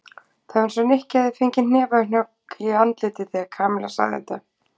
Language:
Icelandic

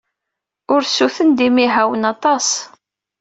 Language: Kabyle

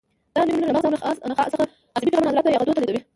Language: Pashto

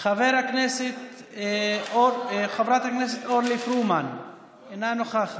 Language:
Hebrew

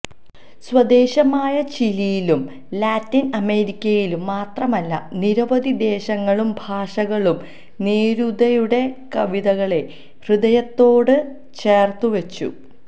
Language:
Malayalam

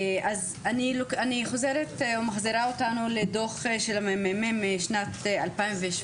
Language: Hebrew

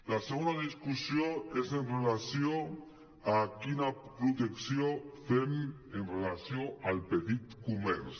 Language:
Catalan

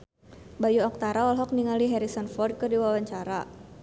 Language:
Sundanese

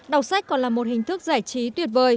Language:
Vietnamese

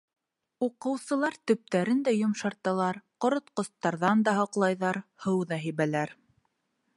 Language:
Bashkir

